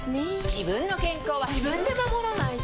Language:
Japanese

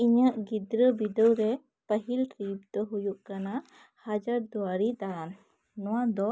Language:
Santali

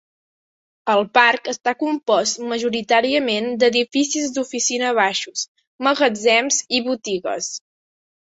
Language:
Catalan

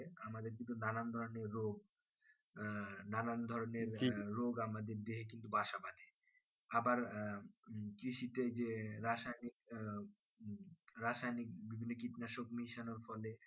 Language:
Bangla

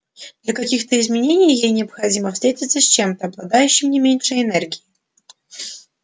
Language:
Russian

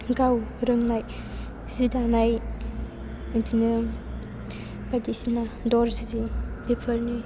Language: Bodo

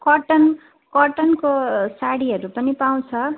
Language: Nepali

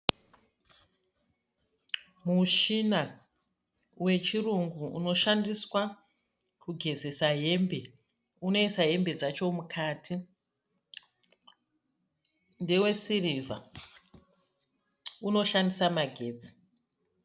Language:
Shona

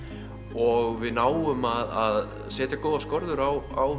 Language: Icelandic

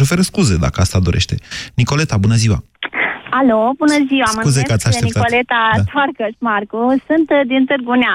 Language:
Romanian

